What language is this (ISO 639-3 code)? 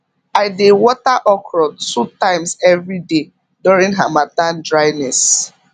pcm